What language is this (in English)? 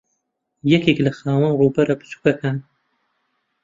Central Kurdish